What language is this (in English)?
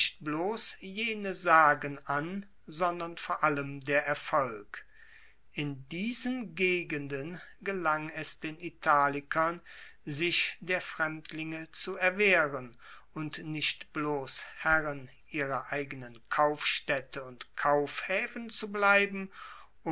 German